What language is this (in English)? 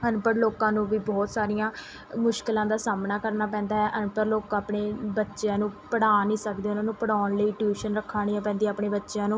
Punjabi